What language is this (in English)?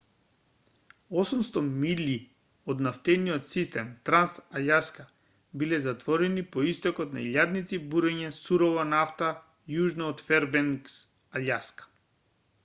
Macedonian